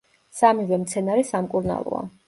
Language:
Georgian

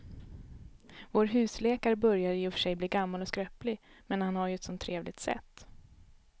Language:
Swedish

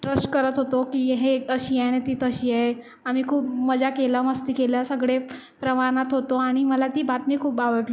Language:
Marathi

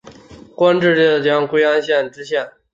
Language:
Chinese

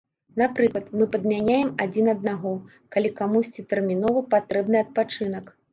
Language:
Belarusian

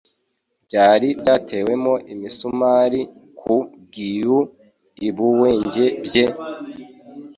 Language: Kinyarwanda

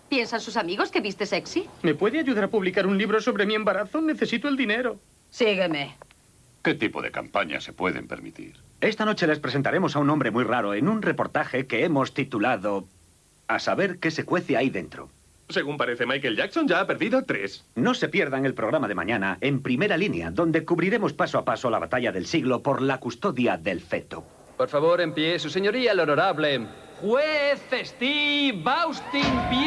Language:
Spanish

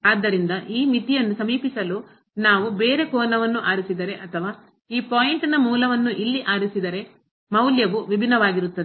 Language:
Kannada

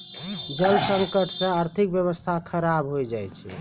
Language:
Maithili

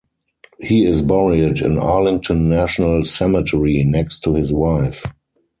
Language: English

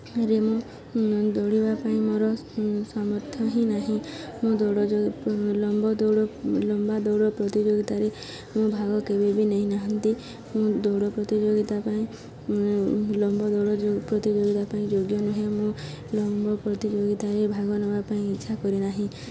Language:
Odia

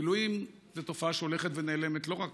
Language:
Hebrew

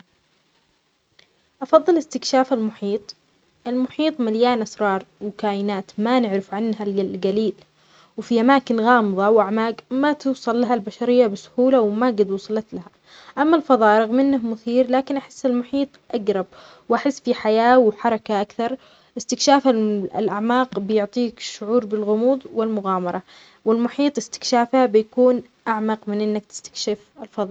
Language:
Omani Arabic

